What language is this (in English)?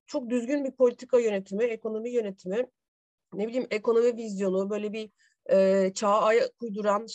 Turkish